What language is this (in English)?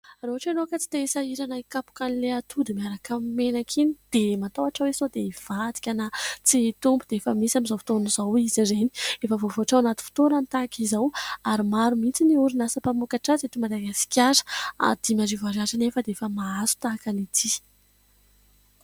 Malagasy